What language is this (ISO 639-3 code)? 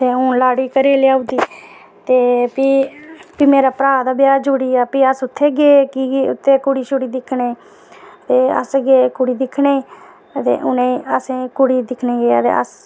doi